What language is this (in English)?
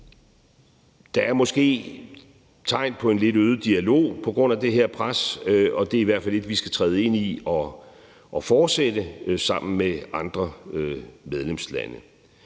Danish